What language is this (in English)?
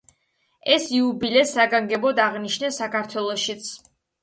Georgian